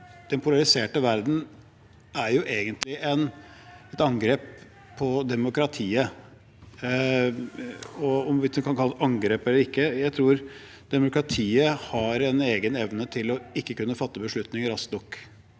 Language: Norwegian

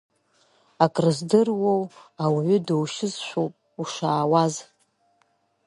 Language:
Abkhazian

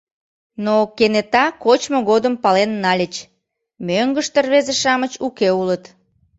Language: Mari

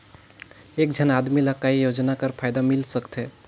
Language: Chhattisgarhi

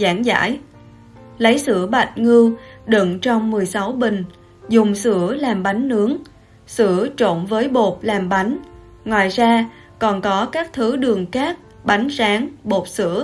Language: Vietnamese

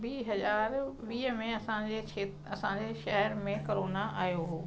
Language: Sindhi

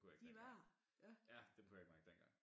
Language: Danish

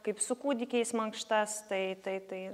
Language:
Lithuanian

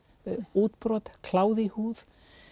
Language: Icelandic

